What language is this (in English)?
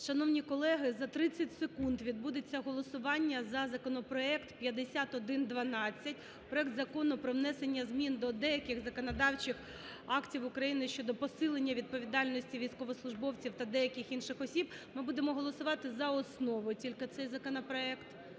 Ukrainian